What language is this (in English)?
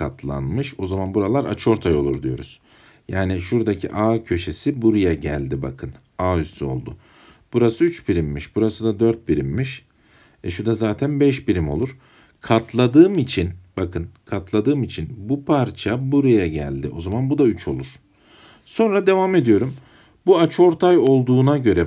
Turkish